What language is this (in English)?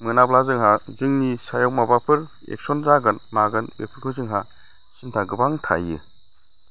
Bodo